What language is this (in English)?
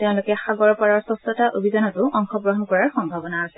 Assamese